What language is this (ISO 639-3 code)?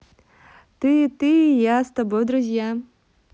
rus